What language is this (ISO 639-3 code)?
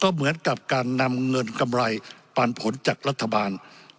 tha